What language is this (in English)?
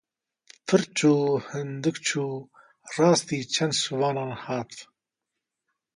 Kurdish